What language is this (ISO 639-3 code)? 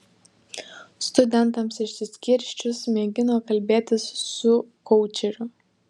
lit